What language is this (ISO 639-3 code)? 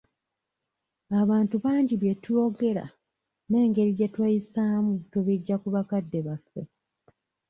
lug